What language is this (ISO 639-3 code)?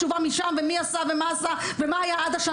heb